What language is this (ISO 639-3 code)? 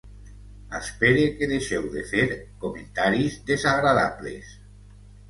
cat